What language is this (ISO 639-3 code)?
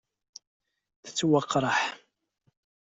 kab